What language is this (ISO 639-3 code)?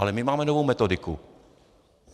ces